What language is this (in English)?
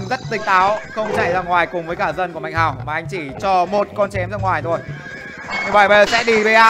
Vietnamese